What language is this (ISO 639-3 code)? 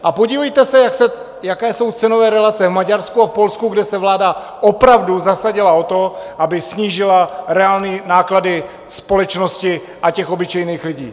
ces